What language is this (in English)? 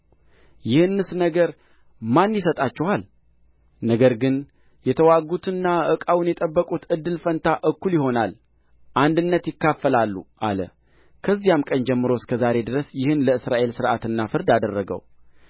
Amharic